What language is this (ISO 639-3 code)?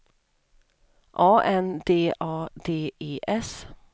swe